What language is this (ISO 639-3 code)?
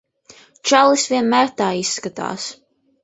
lav